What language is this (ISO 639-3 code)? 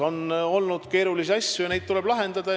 est